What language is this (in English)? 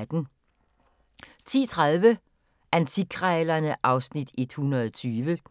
Danish